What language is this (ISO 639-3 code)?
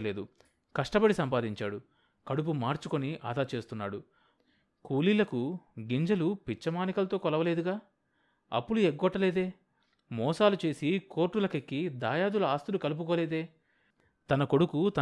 tel